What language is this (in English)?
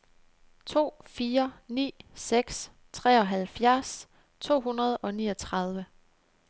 Danish